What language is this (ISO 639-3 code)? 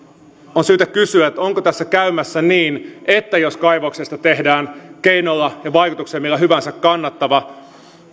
fin